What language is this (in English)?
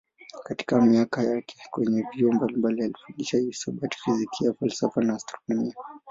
Swahili